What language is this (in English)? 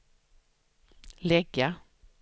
Swedish